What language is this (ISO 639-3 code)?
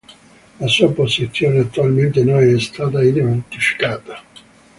ita